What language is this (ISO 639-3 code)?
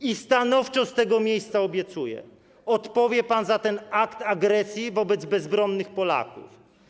pol